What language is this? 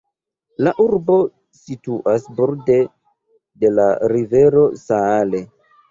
Esperanto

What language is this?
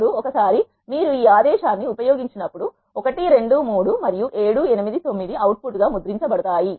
Telugu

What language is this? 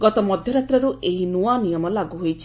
Odia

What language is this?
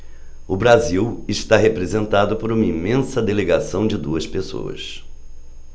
Portuguese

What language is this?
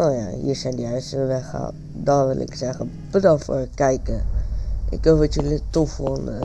Dutch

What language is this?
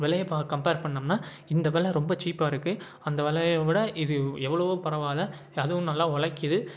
Tamil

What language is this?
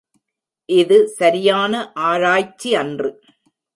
Tamil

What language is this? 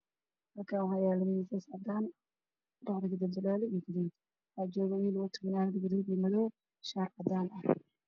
Somali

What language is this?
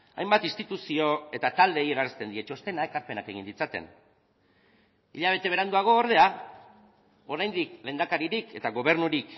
Basque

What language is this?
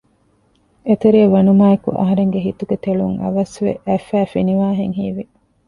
Divehi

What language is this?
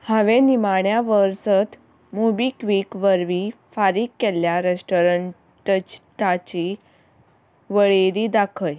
Konkani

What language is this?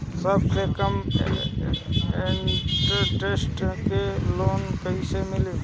Bhojpuri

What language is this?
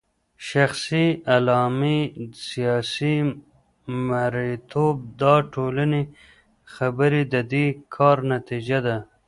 Pashto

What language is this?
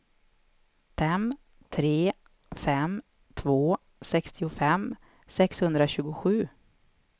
Swedish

